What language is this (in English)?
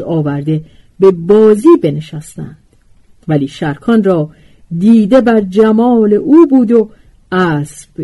Persian